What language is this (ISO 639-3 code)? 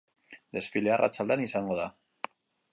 eus